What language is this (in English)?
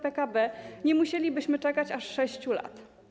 Polish